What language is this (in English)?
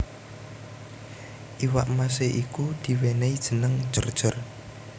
Javanese